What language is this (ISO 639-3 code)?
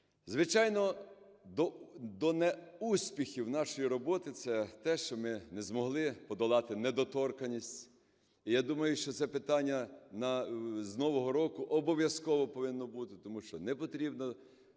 ukr